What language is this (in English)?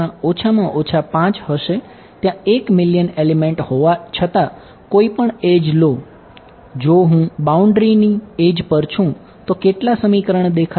Gujarati